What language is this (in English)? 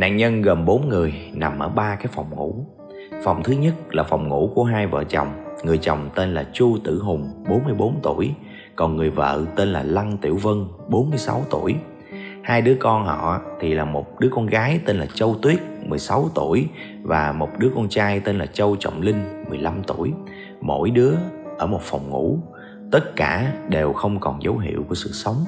Vietnamese